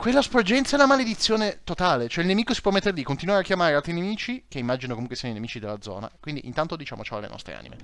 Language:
Italian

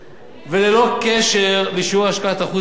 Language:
Hebrew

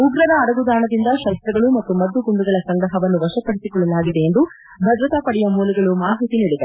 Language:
Kannada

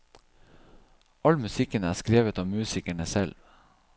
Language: Norwegian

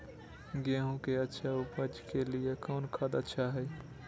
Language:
Magahi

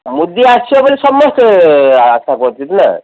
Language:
Odia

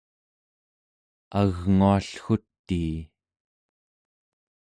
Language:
Central Yupik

